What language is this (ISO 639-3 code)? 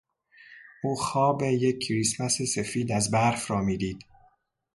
fas